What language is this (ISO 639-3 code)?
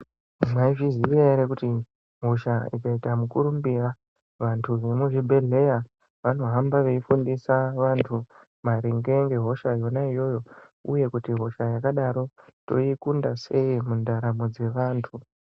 ndc